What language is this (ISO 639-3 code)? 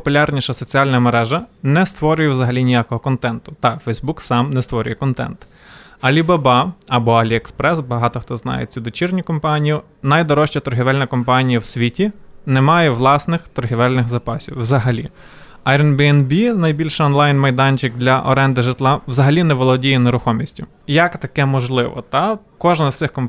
ukr